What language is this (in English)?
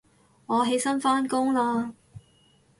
Cantonese